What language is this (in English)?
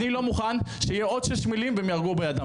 Hebrew